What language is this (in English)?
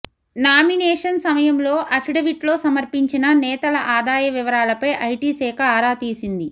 Telugu